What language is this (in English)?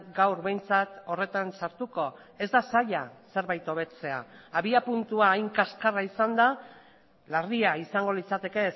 Basque